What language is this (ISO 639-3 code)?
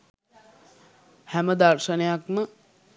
sin